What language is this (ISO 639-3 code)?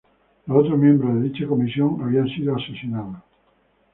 spa